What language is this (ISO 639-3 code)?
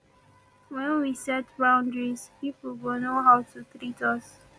pcm